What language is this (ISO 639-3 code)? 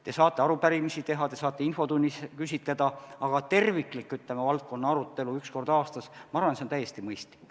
est